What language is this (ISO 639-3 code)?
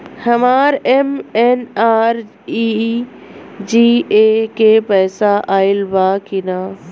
bho